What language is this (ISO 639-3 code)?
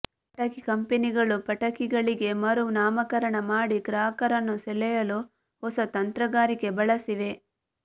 kan